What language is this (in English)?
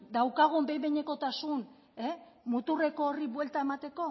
Basque